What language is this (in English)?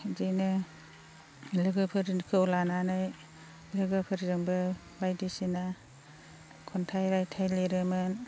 Bodo